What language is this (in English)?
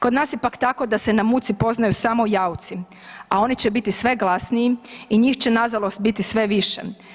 Croatian